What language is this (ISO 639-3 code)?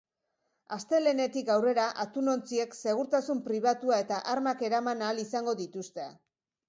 eus